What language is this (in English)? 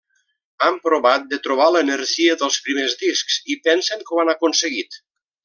Catalan